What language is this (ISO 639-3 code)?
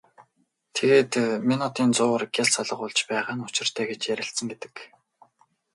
mon